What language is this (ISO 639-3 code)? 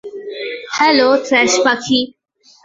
ben